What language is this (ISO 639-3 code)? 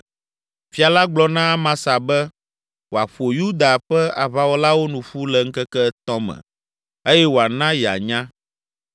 ewe